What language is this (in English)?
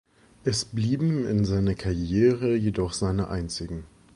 German